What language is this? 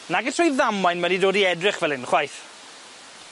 Welsh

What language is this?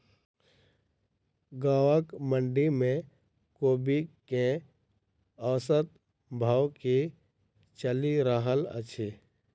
Maithili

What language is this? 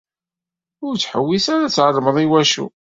Kabyle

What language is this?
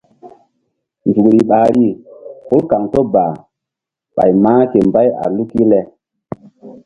Mbum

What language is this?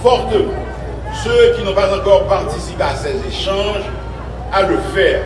French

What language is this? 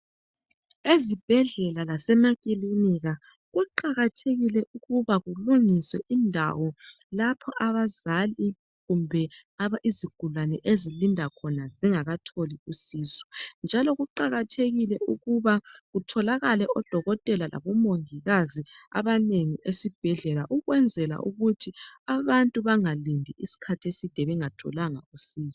North Ndebele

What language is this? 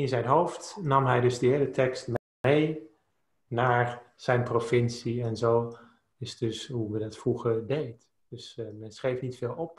Dutch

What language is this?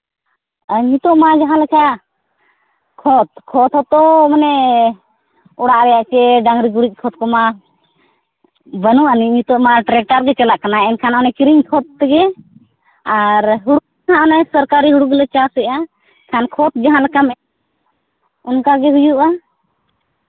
Santali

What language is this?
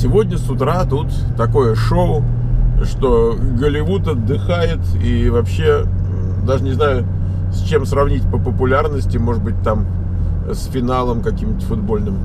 Russian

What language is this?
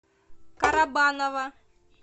Russian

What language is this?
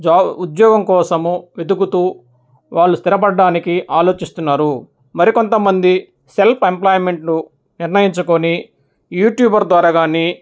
Telugu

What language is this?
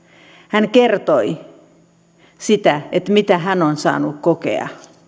Finnish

